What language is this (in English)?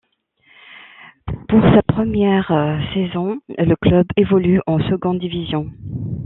French